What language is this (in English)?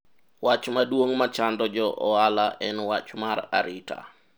Luo (Kenya and Tanzania)